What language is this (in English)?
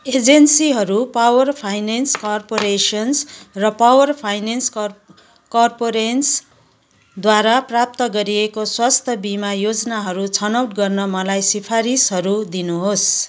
Nepali